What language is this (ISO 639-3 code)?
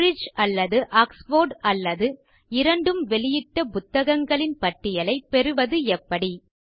tam